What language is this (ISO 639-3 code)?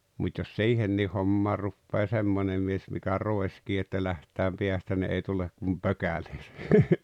fin